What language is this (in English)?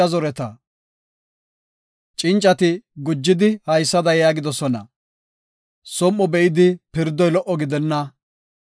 Gofa